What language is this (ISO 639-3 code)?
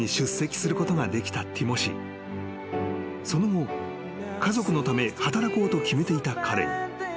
jpn